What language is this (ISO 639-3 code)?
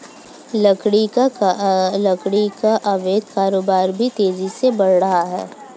hin